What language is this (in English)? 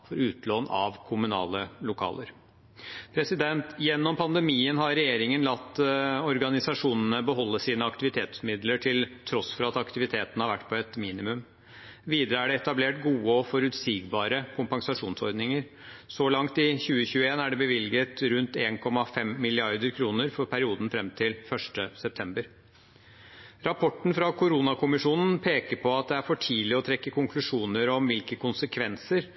Norwegian Bokmål